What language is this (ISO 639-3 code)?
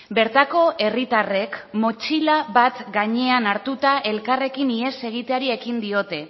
eus